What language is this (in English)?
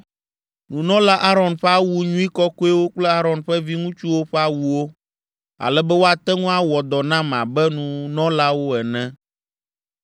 Ewe